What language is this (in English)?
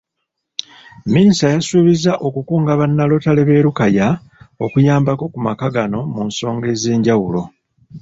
Ganda